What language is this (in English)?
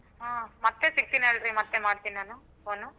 Kannada